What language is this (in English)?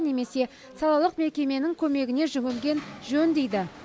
Kazakh